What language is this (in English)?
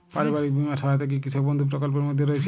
Bangla